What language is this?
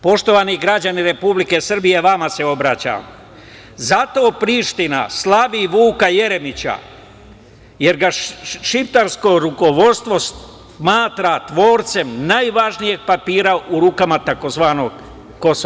Serbian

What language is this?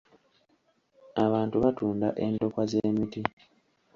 Ganda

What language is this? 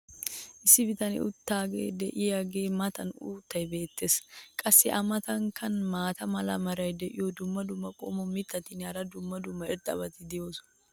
Wolaytta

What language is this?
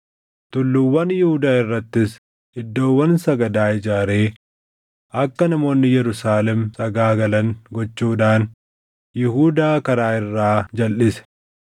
Oromo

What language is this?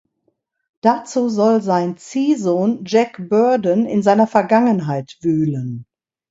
German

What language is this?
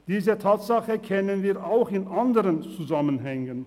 Swiss German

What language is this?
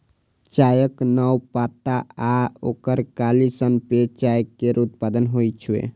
Maithili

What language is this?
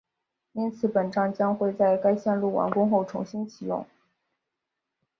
Chinese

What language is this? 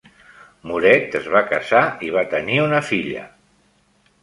Catalan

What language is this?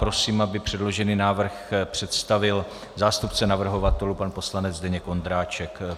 Czech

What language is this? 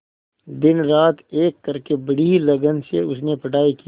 Hindi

